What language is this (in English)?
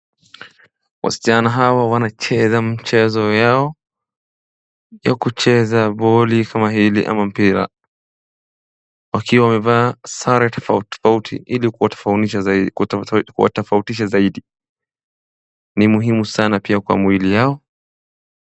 Swahili